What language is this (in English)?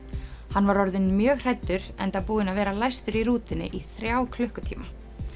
Icelandic